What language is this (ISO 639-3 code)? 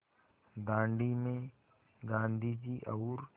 hin